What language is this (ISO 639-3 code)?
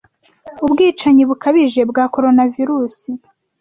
kin